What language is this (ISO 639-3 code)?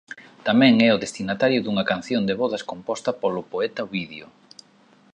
glg